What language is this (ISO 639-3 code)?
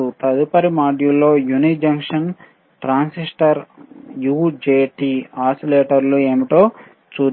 tel